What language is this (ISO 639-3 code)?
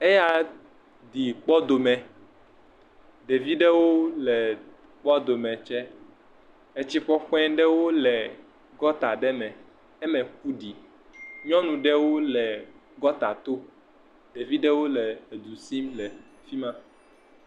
ewe